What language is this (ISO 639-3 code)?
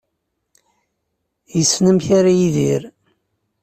kab